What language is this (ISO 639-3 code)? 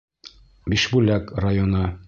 bak